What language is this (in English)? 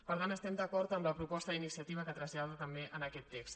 Catalan